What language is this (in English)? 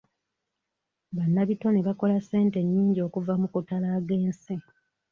Ganda